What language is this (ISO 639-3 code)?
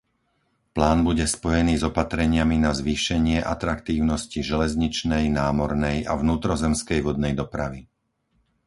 slk